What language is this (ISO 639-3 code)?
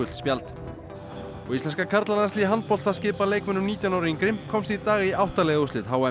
isl